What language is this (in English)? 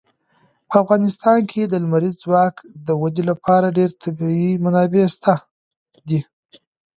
Pashto